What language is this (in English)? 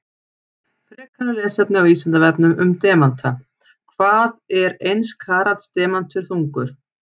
Icelandic